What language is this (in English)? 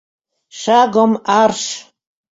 Mari